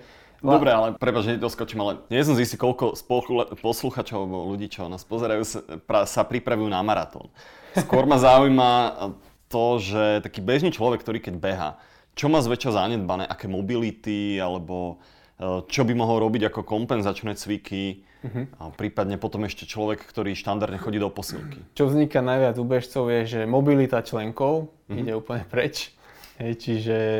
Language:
Slovak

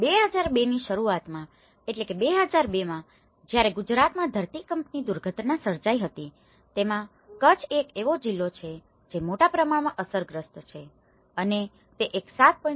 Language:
Gujarati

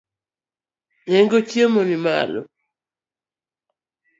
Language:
Luo (Kenya and Tanzania)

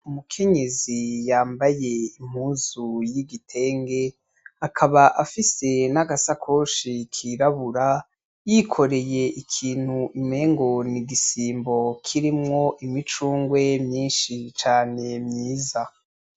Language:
Rundi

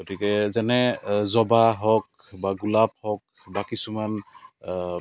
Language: Assamese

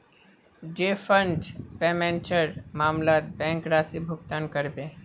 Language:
Magahi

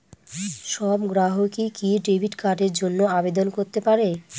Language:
Bangla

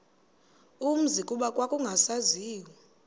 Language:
Xhosa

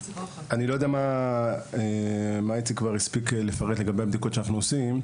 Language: Hebrew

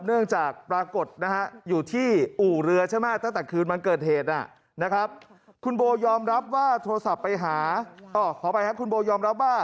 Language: Thai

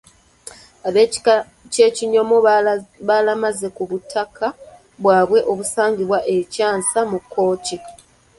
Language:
Ganda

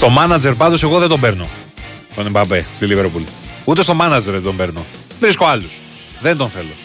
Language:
Greek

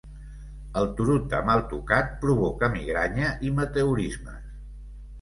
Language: Catalan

